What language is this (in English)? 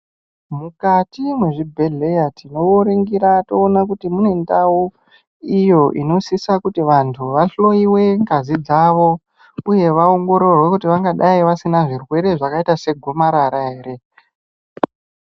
Ndau